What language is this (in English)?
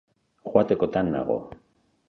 Basque